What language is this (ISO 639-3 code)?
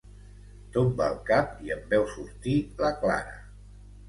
cat